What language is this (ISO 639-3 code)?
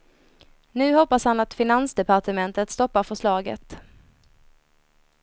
swe